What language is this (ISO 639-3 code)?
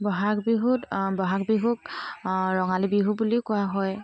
asm